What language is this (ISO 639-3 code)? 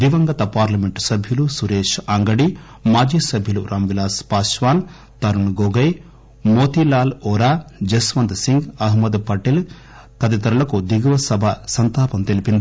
tel